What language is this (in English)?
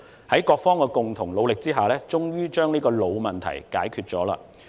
Cantonese